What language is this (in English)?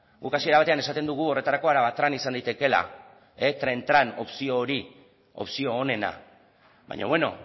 Basque